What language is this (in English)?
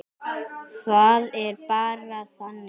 Icelandic